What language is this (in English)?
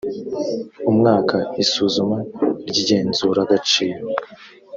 Kinyarwanda